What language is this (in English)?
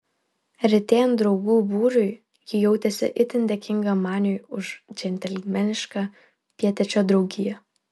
Lithuanian